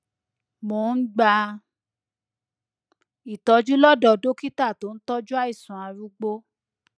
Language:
Yoruba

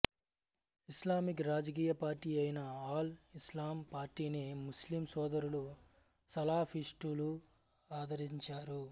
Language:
Telugu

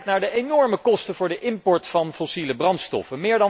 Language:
Dutch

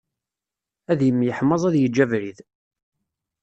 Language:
Kabyle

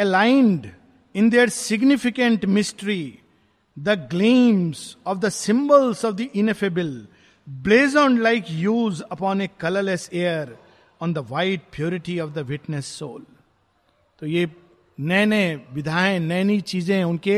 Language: Hindi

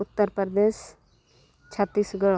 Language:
Santali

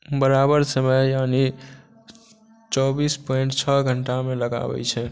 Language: Maithili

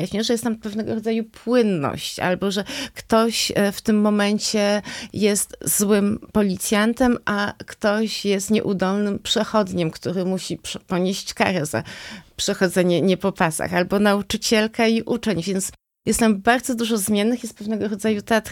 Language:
Polish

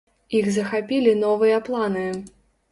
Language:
Belarusian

